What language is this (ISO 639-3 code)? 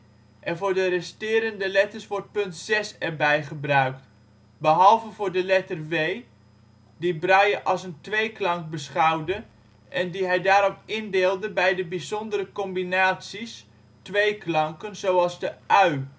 nld